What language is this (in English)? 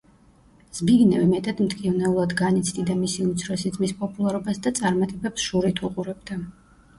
Georgian